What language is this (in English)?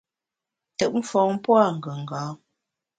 Bamun